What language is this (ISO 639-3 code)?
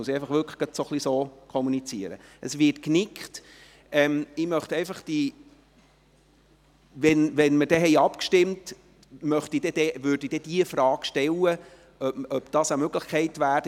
gsw